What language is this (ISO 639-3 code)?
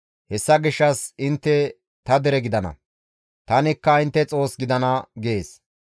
gmv